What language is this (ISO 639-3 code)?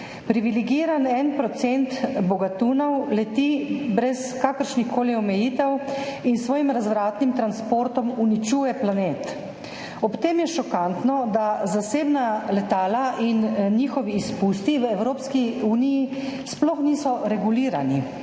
slv